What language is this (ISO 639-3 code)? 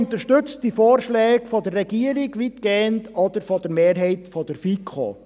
gsw